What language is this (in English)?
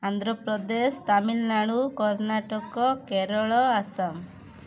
Odia